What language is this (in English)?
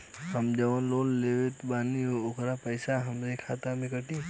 Bhojpuri